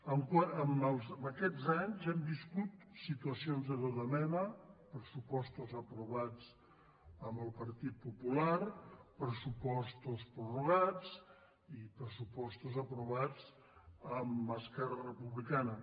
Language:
Catalan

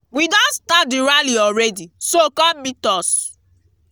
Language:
Nigerian Pidgin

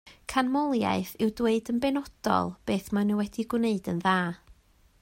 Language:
Welsh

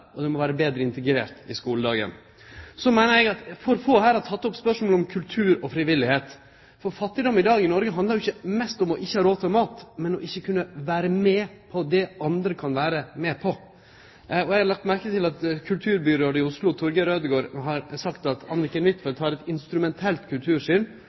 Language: Norwegian Nynorsk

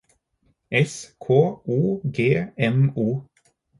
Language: Norwegian Bokmål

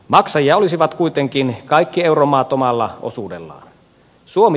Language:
Finnish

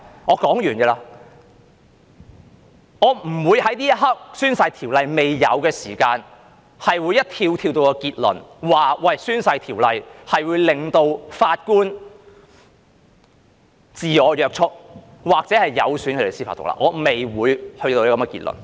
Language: Cantonese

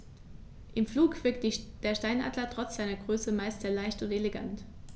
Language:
German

